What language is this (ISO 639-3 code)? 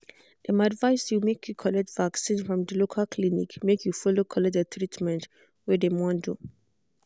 pcm